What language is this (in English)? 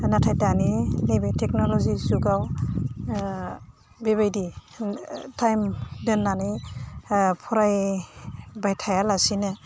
Bodo